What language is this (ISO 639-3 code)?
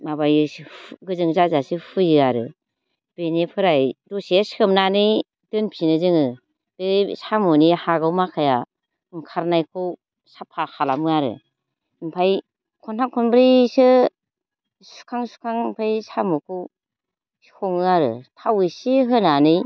brx